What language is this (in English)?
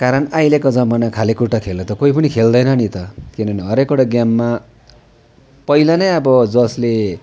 Nepali